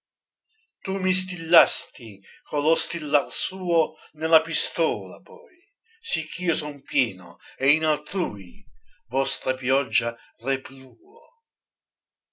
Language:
Italian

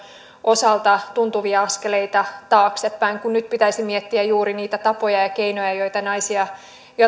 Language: Finnish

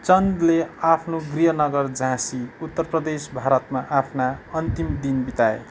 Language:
Nepali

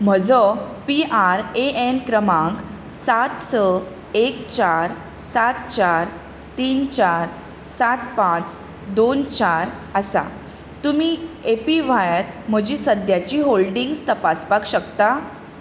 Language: Konkani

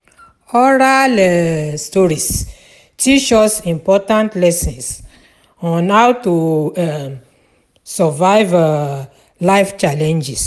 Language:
Nigerian Pidgin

